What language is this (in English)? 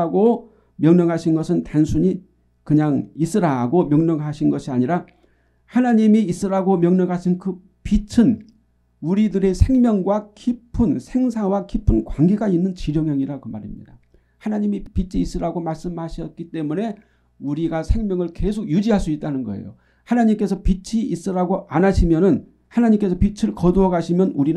Korean